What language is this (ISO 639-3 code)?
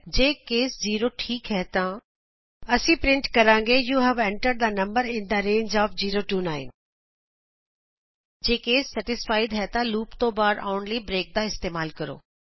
pan